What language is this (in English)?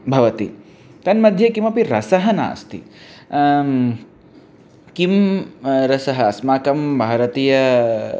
Sanskrit